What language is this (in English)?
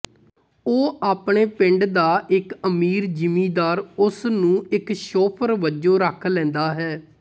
Punjabi